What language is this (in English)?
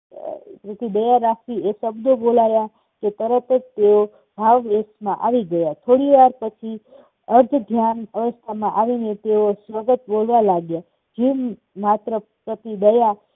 Gujarati